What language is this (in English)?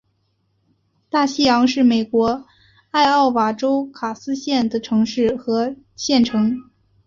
Chinese